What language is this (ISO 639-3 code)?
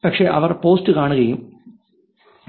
mal